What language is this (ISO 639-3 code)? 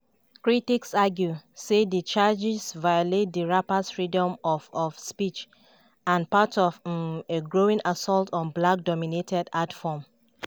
pcm